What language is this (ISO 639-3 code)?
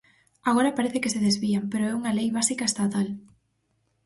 glg